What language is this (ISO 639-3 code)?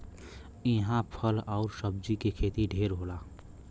bho